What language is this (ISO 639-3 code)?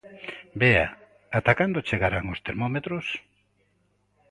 glg